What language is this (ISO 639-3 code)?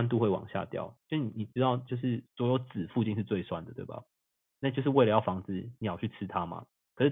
zho